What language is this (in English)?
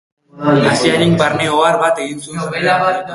Basque